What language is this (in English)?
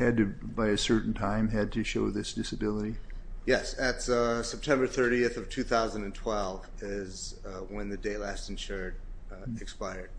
English